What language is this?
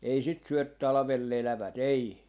Finnish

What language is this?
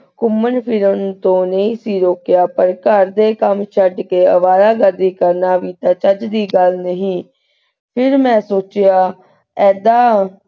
Punjabi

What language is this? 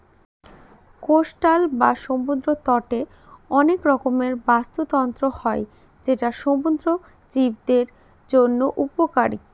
Bangla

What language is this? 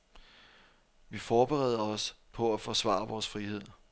Danish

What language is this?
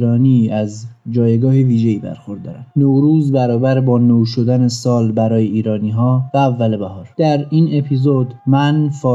Persian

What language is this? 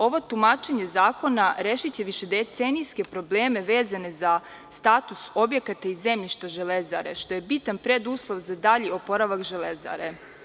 Serbian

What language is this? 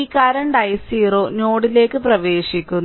Malayalam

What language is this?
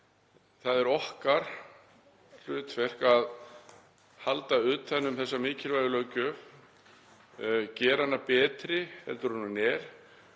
Icelandic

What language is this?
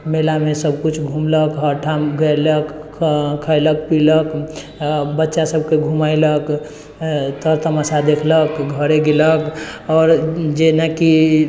Maithili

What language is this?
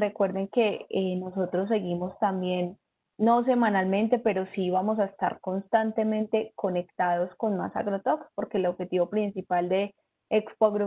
Spanish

